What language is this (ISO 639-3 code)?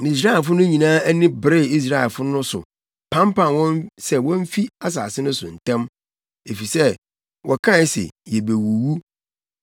aka